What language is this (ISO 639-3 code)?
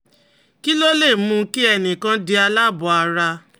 yor